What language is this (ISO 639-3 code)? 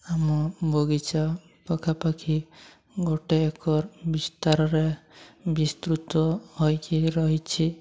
ori